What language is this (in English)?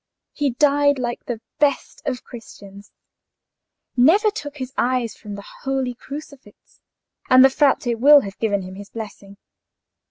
English